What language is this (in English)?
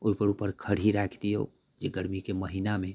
Maithili